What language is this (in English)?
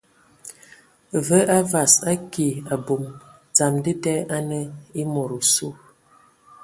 Ewondo